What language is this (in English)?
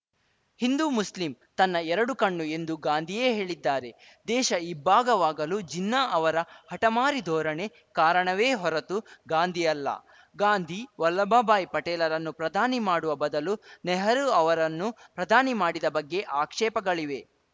Kannada